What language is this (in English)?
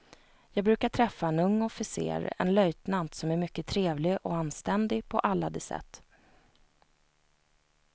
Swedish